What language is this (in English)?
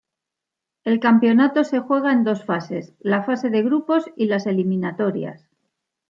Spanish